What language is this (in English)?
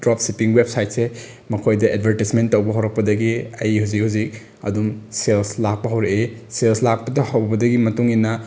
Manipuri